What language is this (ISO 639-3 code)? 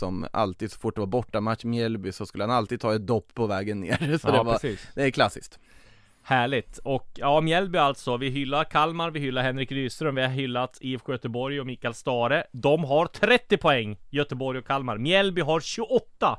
swe